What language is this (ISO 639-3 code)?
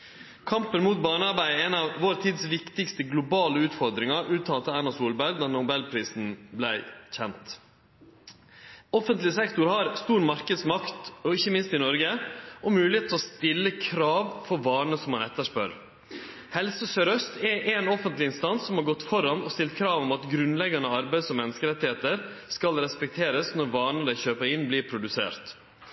nno